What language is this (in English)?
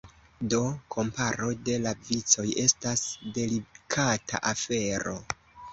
Esperanto